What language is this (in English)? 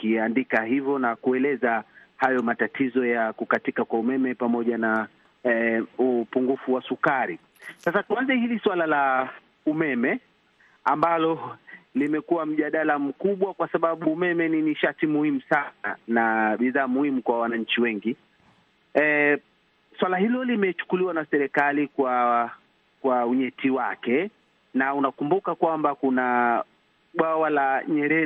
Swahili